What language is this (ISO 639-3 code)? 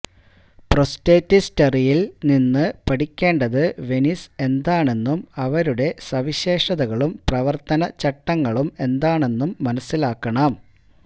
mal